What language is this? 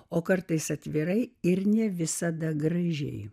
Lithuanian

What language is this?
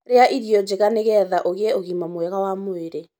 Kikuyu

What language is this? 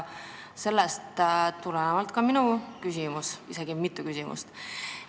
Estonian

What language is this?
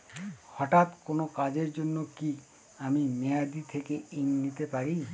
Bangla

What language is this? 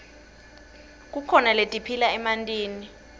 Swati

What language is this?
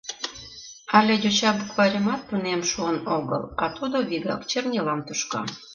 Mari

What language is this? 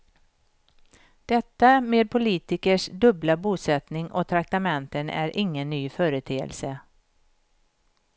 Swedish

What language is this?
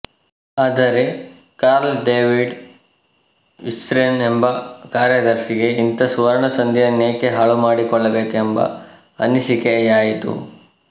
Kannada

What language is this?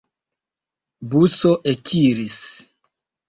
Esperanto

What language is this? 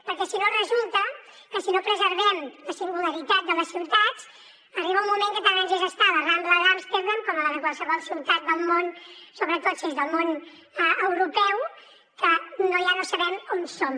Catalan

